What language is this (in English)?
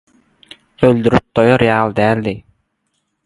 Turkmen